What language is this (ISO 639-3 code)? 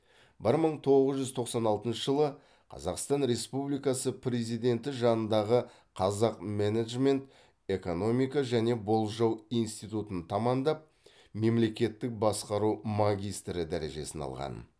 kaz